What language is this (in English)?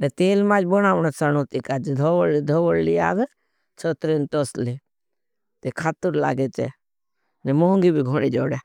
Bhili